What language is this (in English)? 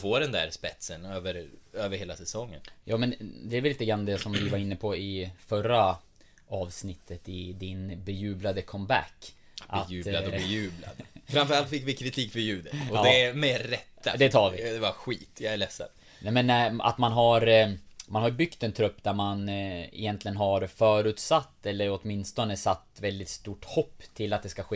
Swedish